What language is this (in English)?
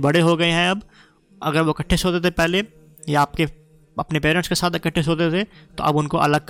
Urdu